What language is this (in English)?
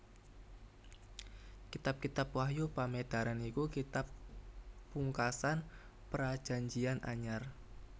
Javanese